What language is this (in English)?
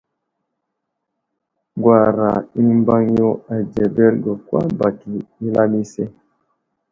Wuzlam